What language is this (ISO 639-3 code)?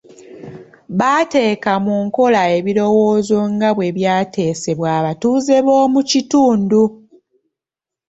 lug